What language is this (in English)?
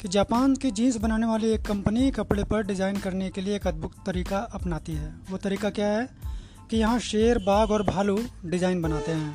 Hindi